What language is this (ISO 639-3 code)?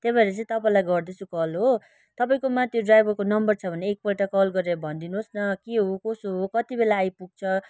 nep